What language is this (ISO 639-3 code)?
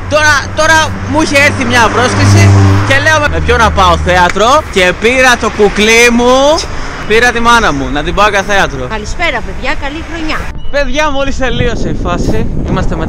ell